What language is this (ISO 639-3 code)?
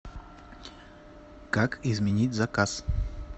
rus